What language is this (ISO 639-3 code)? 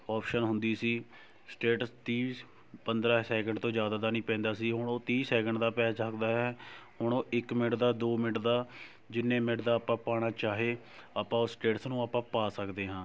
pan